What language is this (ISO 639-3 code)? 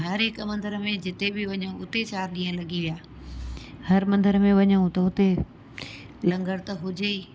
snd